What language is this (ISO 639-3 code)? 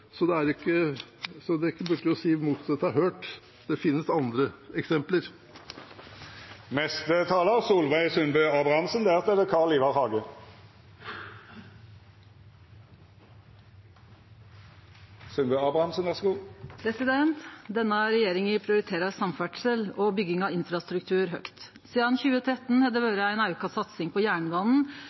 nor